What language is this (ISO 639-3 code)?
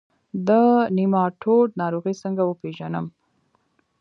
pus